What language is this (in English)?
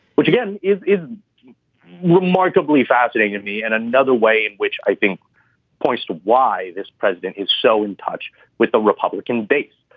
English